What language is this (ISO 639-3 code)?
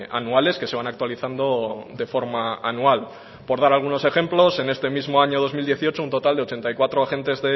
spa